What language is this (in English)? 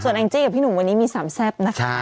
Thai